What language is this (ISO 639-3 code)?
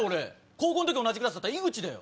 jpn